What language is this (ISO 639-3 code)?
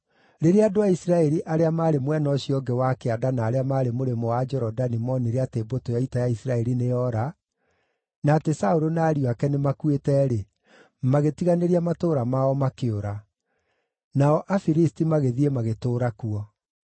kik